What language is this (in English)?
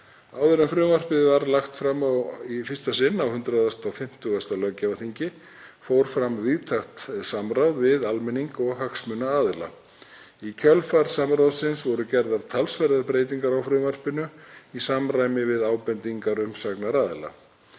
Icelandic